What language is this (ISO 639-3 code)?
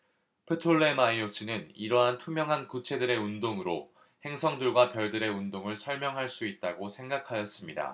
kor